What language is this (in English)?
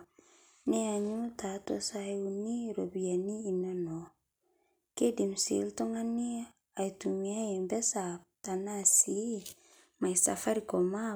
Masai